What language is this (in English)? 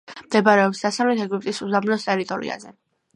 Georgian